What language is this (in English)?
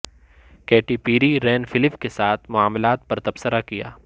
Urdu